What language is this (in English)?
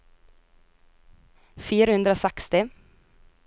Norwegian